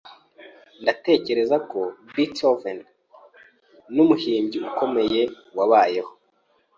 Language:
Kinyarwanda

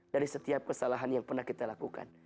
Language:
Indonesian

